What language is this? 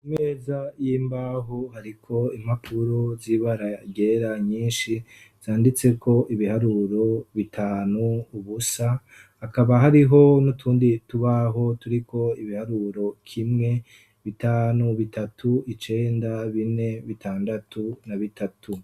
Rundi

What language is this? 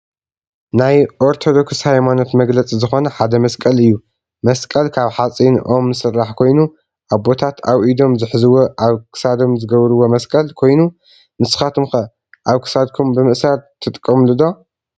Tigrinya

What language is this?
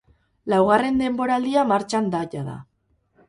Basque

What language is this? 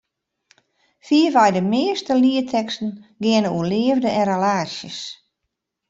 Western Frisian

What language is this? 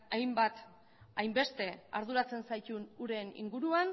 Basque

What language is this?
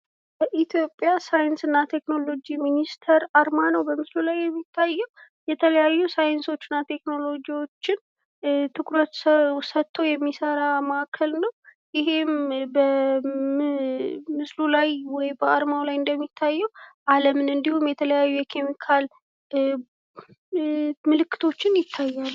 Amharic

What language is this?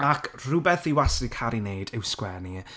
Welsh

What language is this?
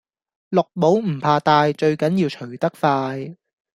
Cantonese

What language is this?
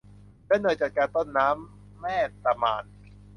Thai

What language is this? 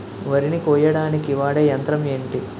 Telugu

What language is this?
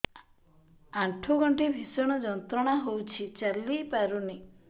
Odia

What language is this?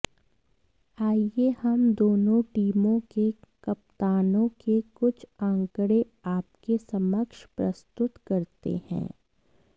Hindi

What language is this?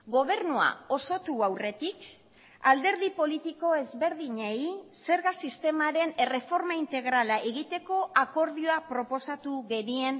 Basque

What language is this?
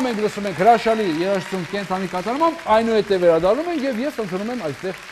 Romanian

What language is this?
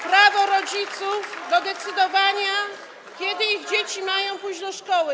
Polish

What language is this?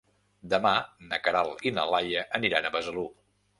Catalan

